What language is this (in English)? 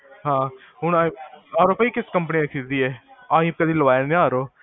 Punjabi